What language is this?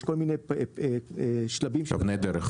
Hebrew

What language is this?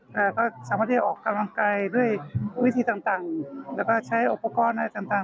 Thai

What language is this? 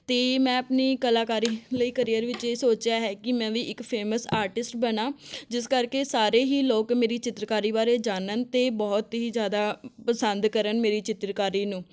Punjabi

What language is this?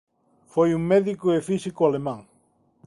Galician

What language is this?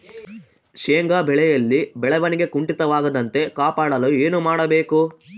Kannada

